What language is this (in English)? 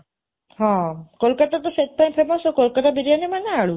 Odia